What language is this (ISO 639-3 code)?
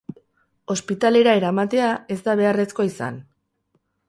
eus